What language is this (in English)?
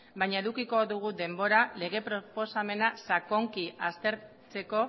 Basque